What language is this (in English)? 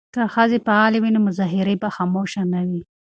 Pashto